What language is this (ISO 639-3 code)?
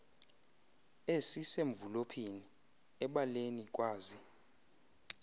xho